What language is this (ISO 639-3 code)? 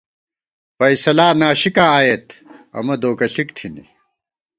gwt